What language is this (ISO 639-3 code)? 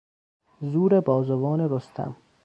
fas